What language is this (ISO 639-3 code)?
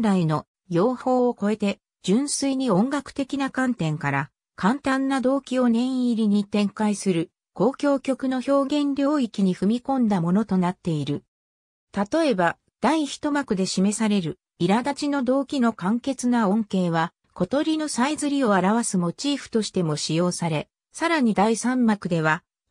jpn